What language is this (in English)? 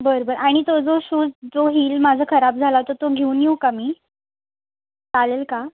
Marathi